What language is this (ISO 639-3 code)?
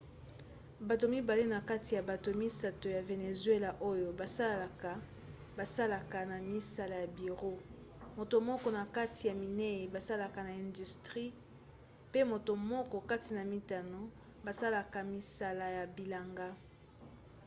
lin